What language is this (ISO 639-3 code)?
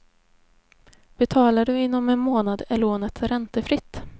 swe